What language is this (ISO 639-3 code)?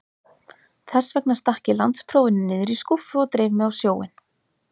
isl